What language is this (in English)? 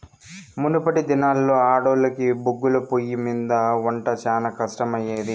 Telugu